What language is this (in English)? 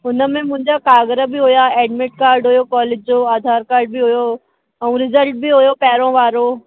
Sindhi